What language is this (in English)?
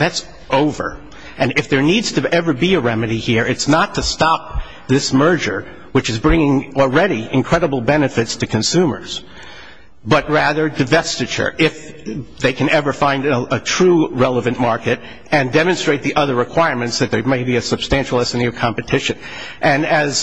English